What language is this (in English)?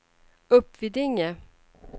Swedish